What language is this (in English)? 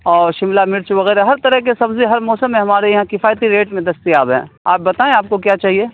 Urdu